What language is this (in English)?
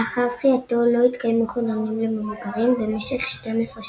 Hebrew